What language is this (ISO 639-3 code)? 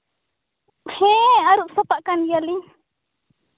sat